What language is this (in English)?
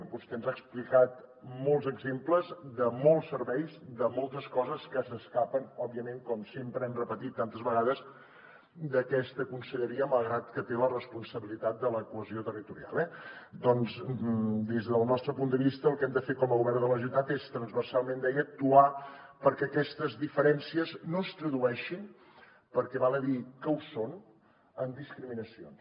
Catalan